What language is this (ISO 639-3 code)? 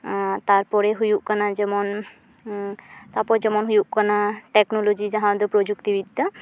sat